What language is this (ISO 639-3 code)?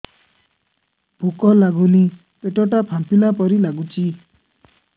ori